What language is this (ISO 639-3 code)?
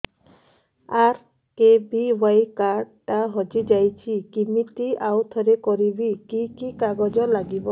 ori